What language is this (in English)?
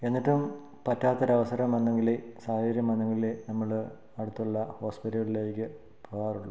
Malayalam